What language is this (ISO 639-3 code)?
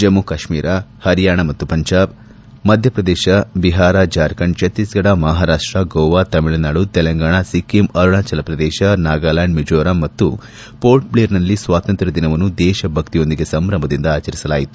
kan